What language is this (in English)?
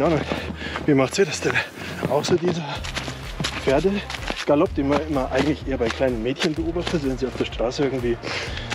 German